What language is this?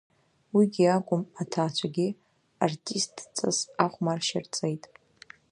Abkhazian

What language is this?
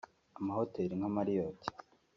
Kinyarwanda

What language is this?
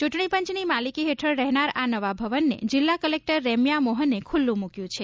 Gujarati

